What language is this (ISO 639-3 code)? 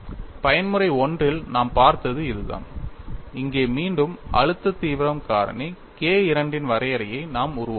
tam